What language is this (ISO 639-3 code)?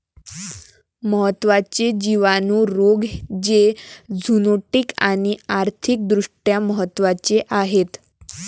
mar